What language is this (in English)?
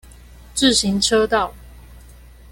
Chinese